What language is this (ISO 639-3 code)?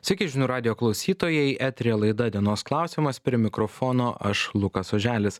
lit